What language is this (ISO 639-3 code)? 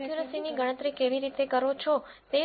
guj